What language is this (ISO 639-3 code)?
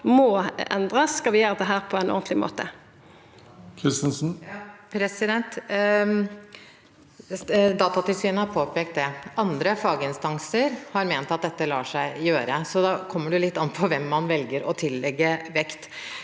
nor